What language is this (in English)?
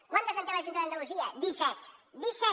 Catalan